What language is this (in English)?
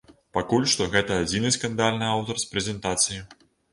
Belarusian